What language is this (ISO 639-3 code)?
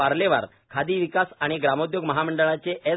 mar